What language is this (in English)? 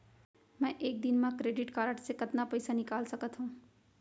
Chhattisgarhi